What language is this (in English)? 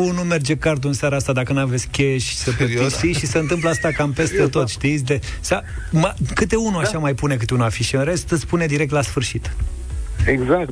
Romanian